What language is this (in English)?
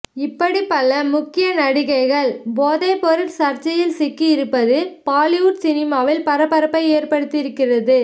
Tamil